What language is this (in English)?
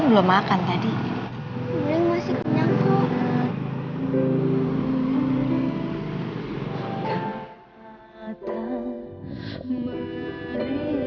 Indonesian